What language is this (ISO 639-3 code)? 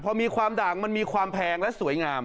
tha